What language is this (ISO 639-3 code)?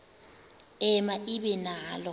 xho